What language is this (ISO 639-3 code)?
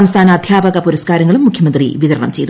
mal